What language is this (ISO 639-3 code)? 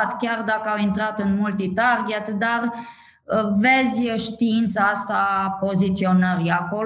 ron